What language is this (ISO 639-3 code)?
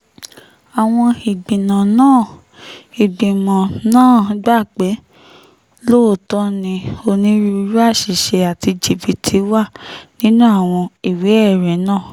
yor